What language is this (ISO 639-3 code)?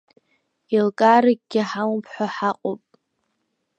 abk